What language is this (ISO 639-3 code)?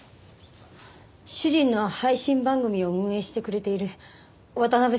jpn